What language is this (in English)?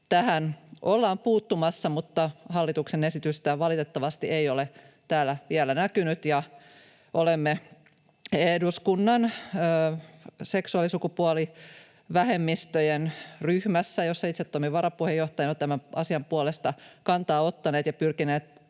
Finnish